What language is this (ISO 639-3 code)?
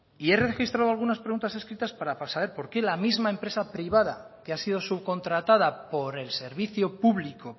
spa